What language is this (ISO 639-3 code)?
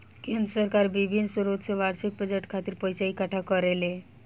bho